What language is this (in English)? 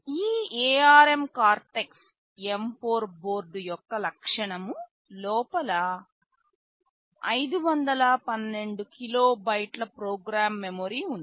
Telugu